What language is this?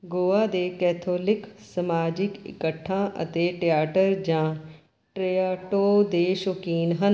Punjabi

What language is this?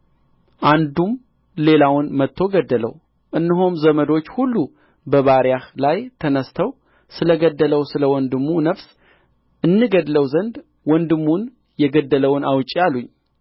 Amharic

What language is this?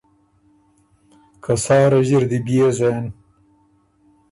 Ormuri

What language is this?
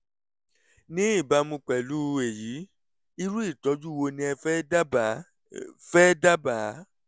Yoruba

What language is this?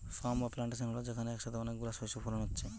Bangla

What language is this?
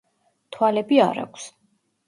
Georgian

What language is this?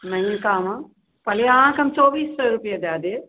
Maithili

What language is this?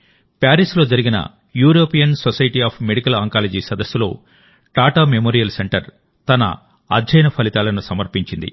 Telugu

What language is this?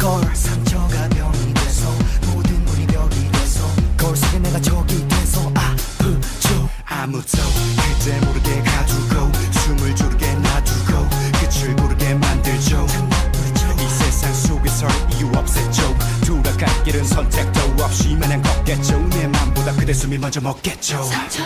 Korean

